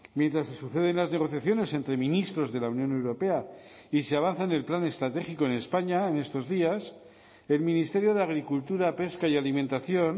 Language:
Spanish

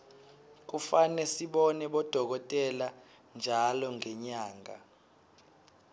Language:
Swati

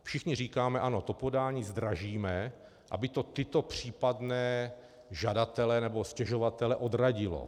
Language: Czech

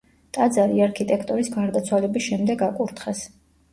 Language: Georgian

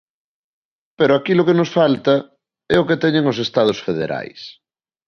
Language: Galician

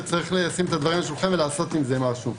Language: Hebrew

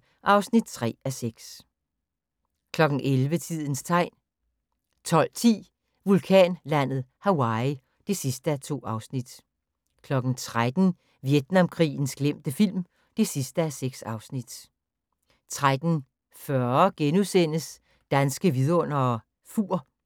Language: Danish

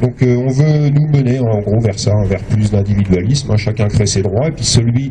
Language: French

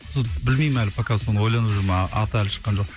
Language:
Kazakh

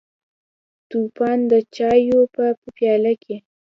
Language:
Pashto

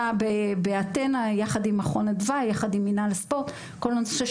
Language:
Hebrew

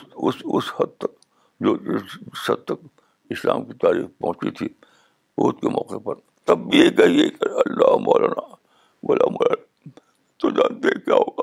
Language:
Urdu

